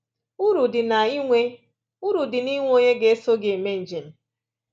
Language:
Igbo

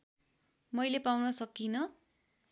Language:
Nepali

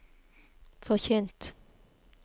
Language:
Norwegian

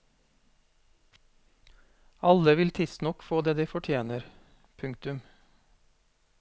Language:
Norwegian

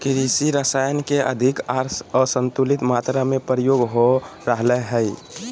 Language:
Magahi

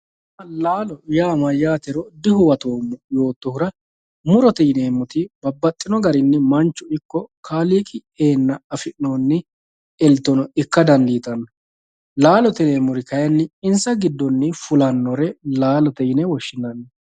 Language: Sidamo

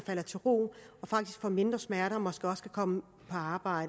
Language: Danish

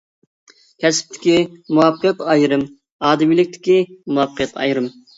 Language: Uyghur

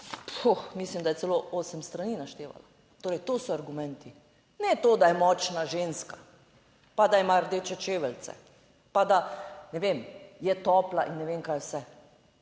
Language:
Slovenian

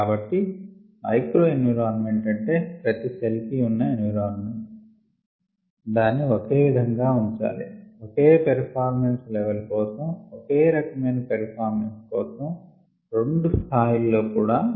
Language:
Telugu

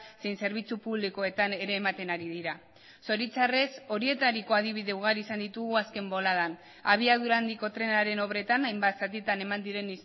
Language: Basque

